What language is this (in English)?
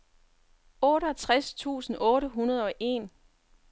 Danish